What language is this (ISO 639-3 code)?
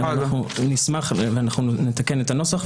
heb